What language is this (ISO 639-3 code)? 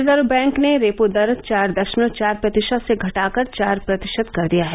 hin